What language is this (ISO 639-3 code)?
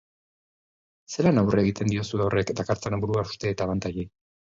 eus